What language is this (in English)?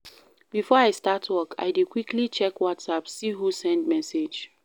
Nigerian Pidgin